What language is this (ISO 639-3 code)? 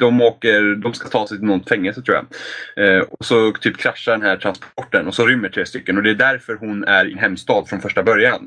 swe